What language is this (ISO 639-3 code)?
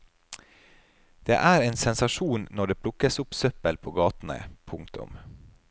nor